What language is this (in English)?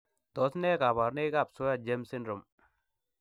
Kalenjin